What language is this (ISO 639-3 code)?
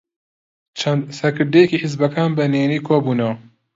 ckb